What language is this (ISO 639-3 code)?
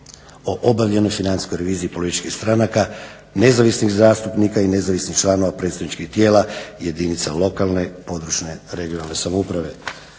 hrv